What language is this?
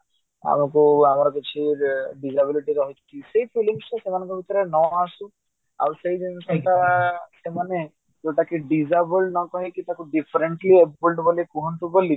Odia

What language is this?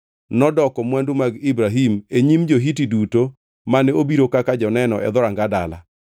Luo (Kenya and Tanzania)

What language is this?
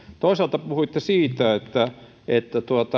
Finnish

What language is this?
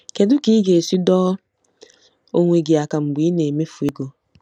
Igbo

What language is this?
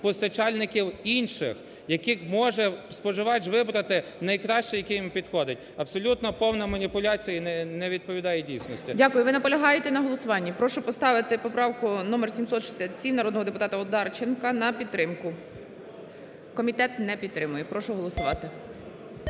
Ukrainian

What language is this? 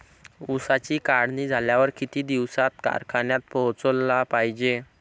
Marathi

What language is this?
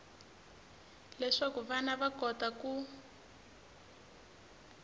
Tsonga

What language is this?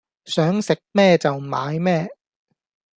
Cantonese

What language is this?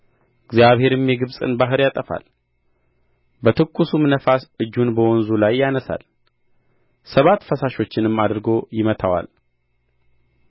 Amharic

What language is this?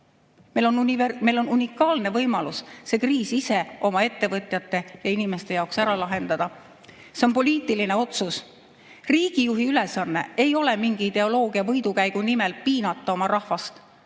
Estonian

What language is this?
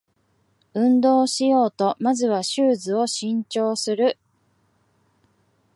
Japanese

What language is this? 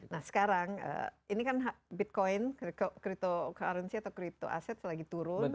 Indonesian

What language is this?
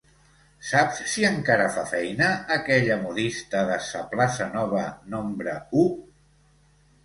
Catalan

